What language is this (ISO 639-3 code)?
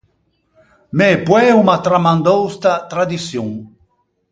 lij